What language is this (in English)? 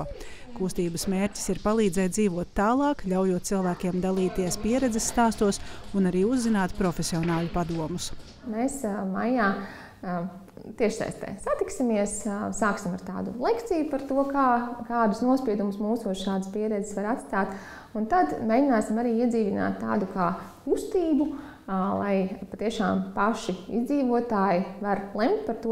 Latvian